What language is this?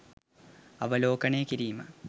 Sinhala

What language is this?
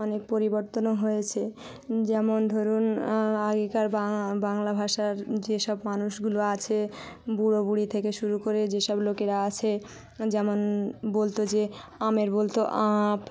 Bangla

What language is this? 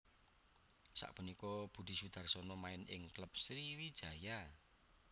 Javanese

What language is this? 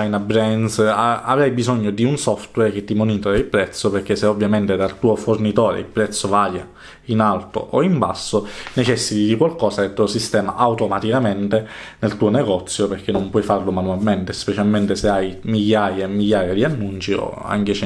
Italian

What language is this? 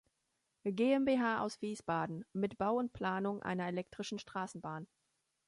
German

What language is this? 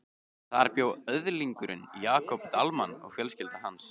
Icelandic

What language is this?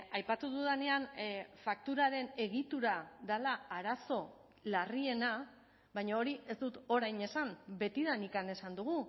Basque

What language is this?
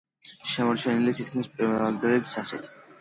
Georgian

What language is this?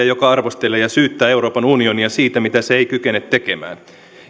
Finnish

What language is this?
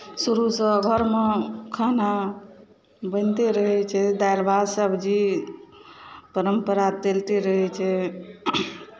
Maithili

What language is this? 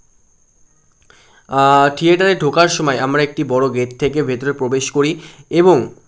Bangla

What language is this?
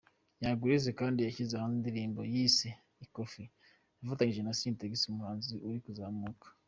Kinyarwanda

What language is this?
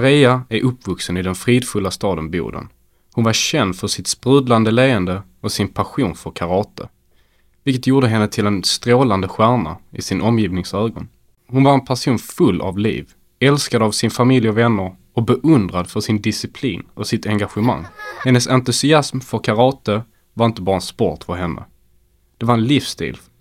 Swedish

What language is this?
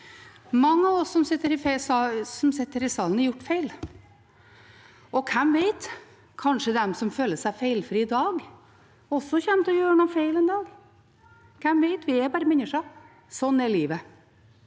Norwegian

